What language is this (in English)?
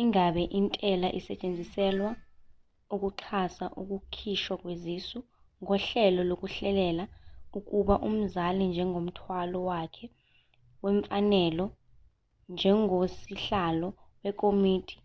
Zulu